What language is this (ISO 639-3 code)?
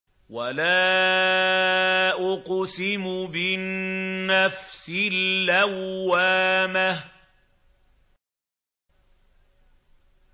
ara